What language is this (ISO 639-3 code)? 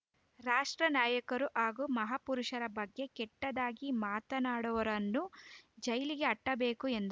kan